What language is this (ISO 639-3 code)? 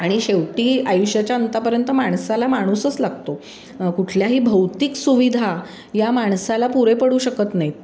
mar